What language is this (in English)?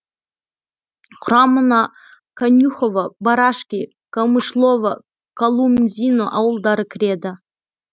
Kazakh